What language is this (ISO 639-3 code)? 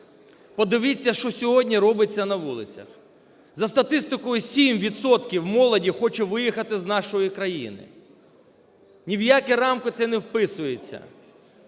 ukr